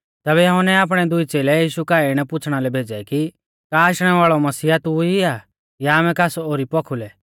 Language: Mahasu Pahari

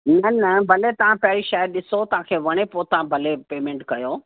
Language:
Sindhi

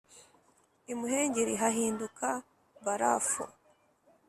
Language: Kinyarwanda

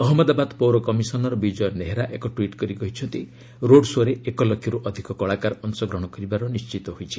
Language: Odia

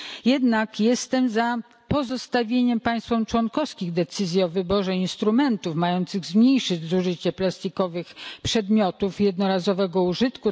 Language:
Polish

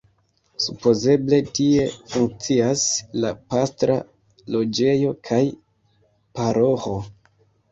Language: Esperanto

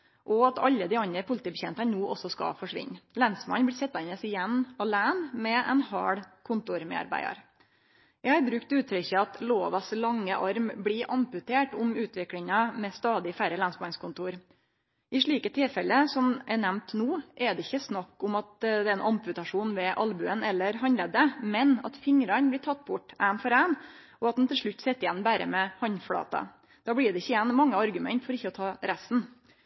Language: Norwegian Nynorsk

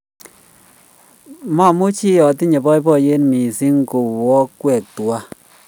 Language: Kalenjin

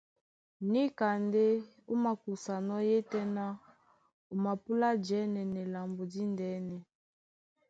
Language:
Duala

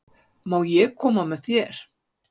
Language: Icelandic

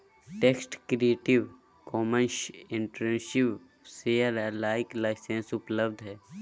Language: Magahi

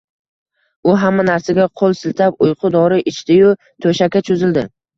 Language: Uzbek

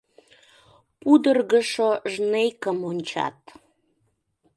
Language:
Mari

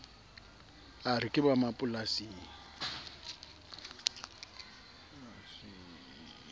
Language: Southern Sotho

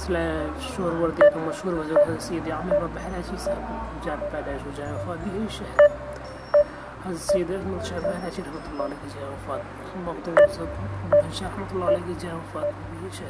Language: Urdu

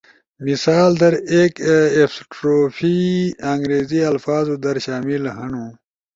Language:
Ushojo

